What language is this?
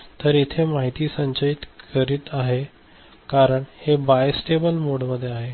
Marathi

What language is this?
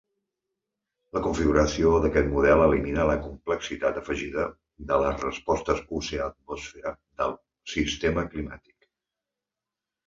Catalan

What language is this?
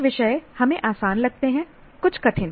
Hindi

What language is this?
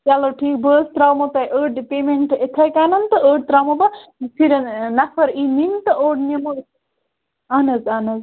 Kashmiri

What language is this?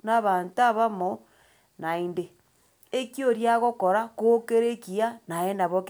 Gusii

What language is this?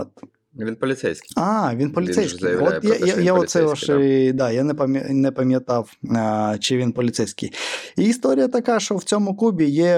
Ukrainian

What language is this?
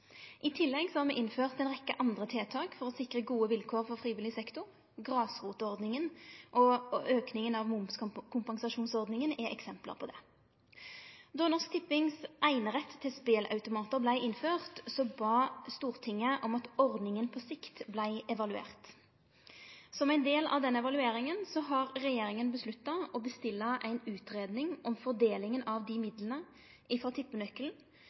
Norwegian Nynorsk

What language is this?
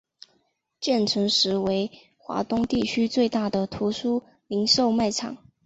Chinese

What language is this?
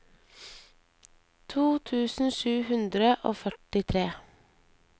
Norwegian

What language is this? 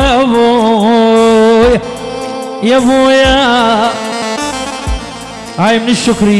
Arabic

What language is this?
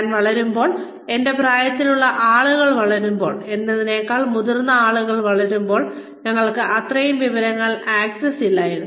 Malayalam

